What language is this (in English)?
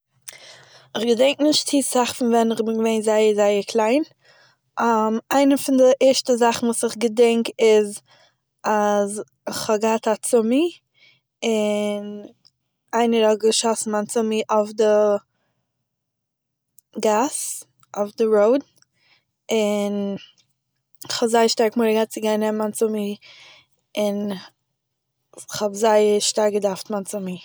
Yiddish